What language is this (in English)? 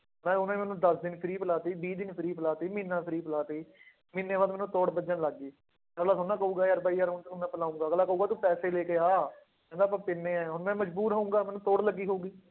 Punjabi